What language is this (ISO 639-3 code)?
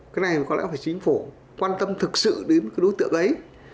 vie